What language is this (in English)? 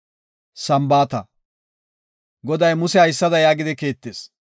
Gofa